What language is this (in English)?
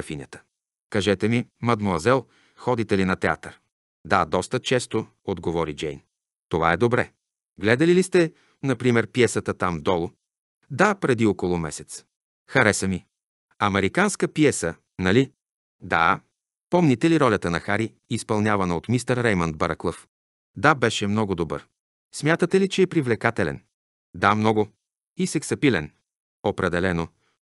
Bulgarian